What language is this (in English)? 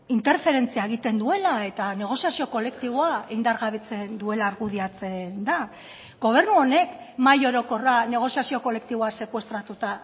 Basque